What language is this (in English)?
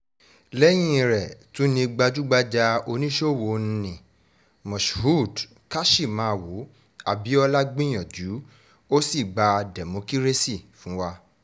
Yoruba